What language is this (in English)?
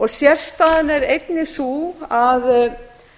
Icelandic